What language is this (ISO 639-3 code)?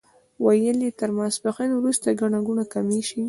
pus